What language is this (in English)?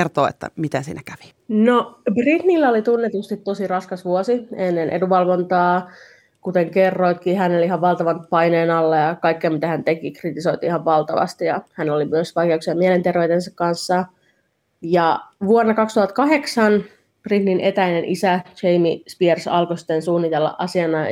Finnish